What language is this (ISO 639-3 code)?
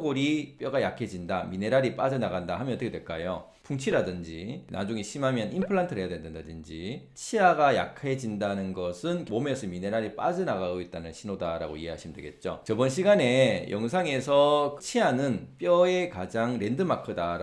kor